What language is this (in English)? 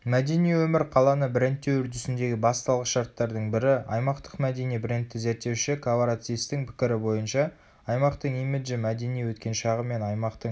Kazakh